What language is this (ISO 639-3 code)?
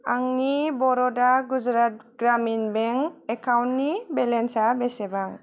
brx